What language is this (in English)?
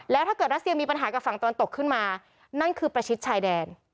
Thai